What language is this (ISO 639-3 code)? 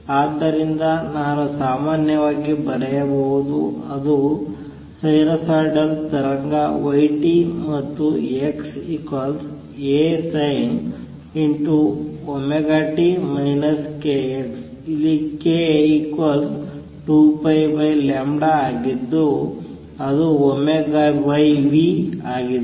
kan